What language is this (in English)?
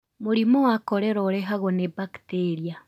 Kikuyu